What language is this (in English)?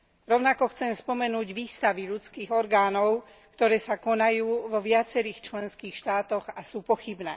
Slovak